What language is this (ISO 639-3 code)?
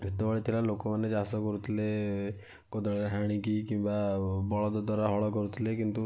ori